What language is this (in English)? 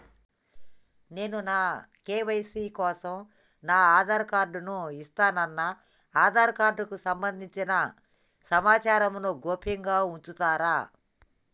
Telugu